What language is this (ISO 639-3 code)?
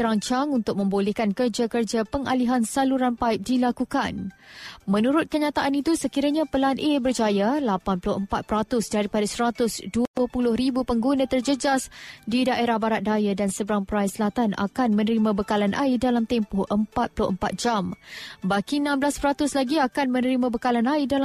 msa